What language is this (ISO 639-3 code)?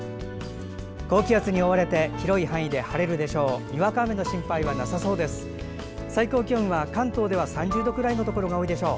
jpn